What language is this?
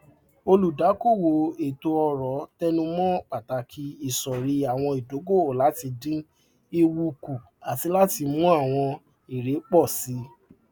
Yoruba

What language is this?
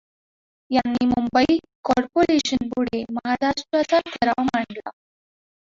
Marathi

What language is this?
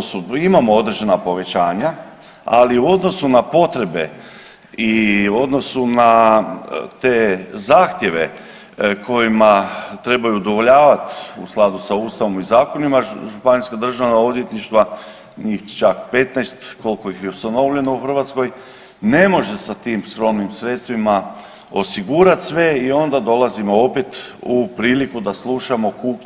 Croatian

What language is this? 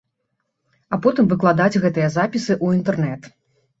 Belarusian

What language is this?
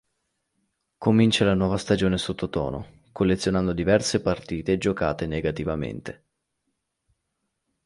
Italian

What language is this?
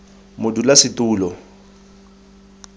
Tswana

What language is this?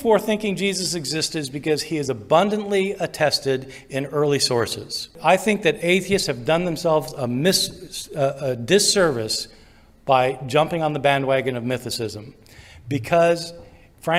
Malayalam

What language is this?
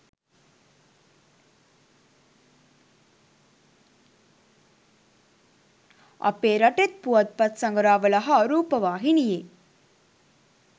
Sinhala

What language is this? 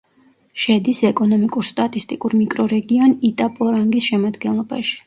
Georgian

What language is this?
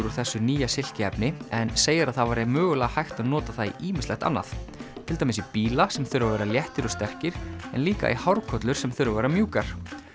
Icelandic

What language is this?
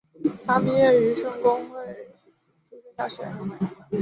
Chinese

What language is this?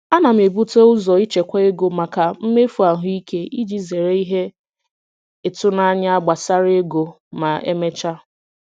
Igbo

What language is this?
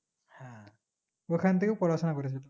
Bangla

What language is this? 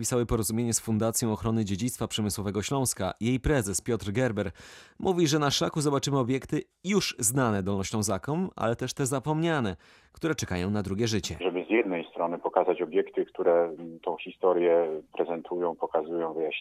Polish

